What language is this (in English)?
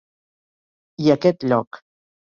Catalan